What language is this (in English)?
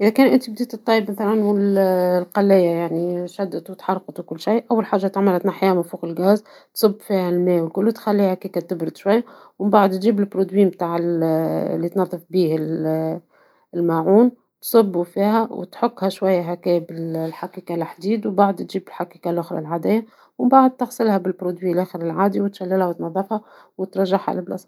Tunisian Arabic